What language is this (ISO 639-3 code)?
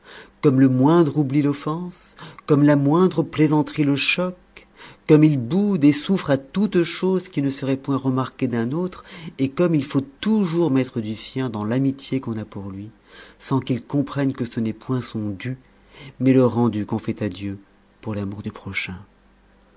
fra